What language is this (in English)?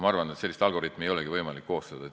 Estonian